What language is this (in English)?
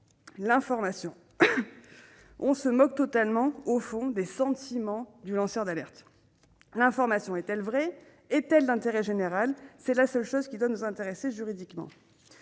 French